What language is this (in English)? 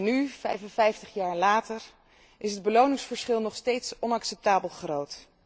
Dutch